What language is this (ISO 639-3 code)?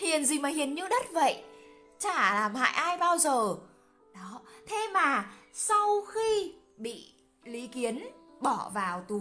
vie